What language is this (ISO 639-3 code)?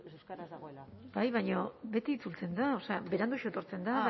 eus